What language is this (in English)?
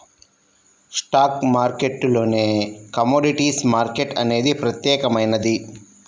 Telugu